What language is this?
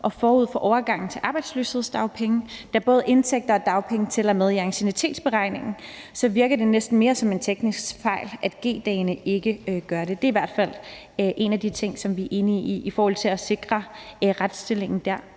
Danish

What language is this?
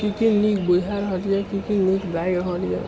Maithili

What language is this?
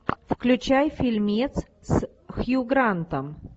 Russian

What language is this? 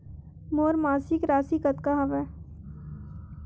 Chhattisgarhi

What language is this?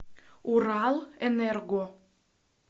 Russian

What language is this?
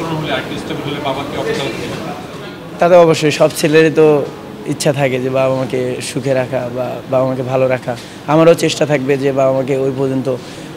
Arabic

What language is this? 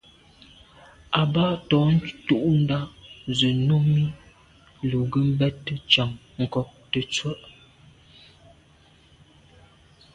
Medumba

